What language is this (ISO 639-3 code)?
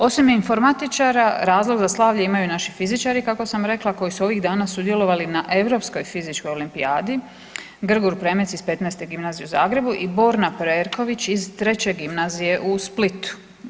hrv